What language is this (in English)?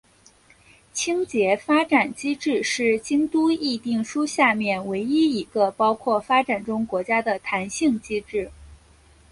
Chinese